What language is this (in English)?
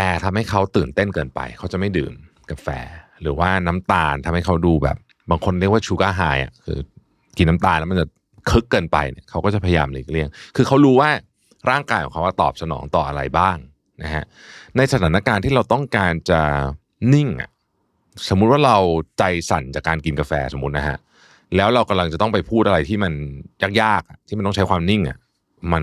Thai